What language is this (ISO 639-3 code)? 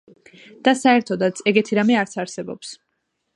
kat